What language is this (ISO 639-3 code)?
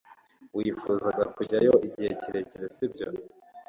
kin